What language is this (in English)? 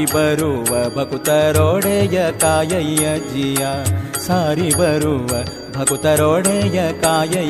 Kannada